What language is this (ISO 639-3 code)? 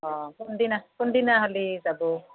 asm